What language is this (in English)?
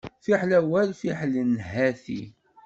Kabyle